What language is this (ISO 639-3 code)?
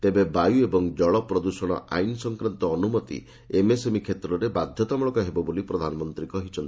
ori